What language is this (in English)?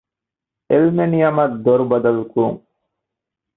Divehi